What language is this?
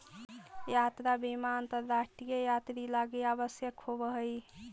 Magahi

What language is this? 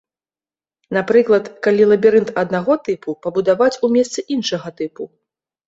Belarusian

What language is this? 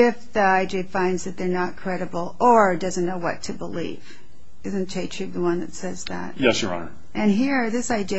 English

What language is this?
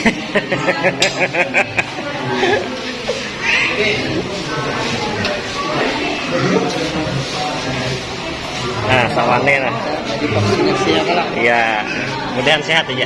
Indonesian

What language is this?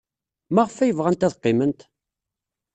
Kabyle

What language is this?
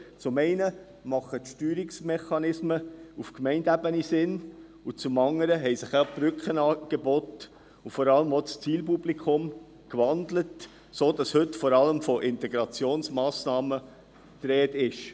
Swiss German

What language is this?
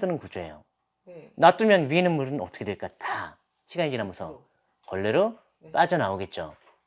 Korean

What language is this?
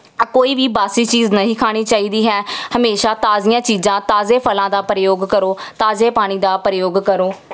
Punjabi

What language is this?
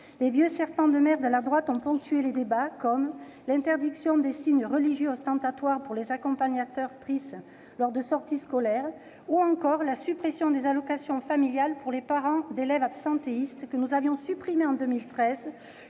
French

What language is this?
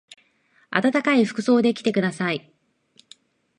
Japanese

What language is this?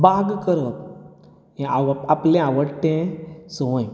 Konkani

